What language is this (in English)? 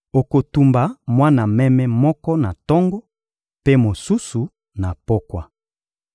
Lingala